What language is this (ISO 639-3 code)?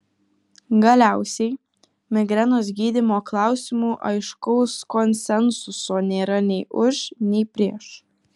lit